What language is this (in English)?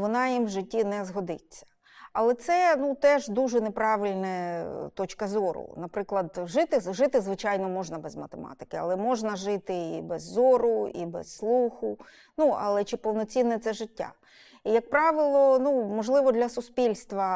Ukrainian